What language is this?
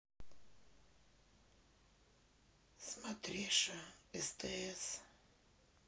Russian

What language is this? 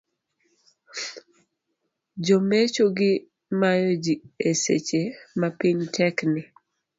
Luo (Kenya and Tanzania)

